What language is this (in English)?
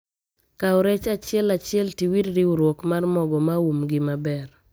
Luo (Kenya and Tanzania)